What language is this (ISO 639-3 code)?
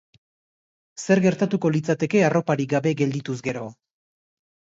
eus